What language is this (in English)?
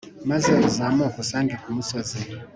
Kinyarwanda